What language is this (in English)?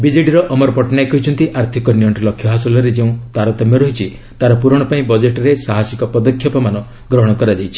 Odia